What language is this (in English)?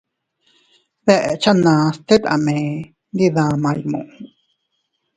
Teutila Cuicatec